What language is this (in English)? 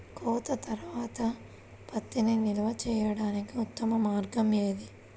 Telugu